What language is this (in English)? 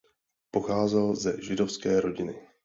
Czech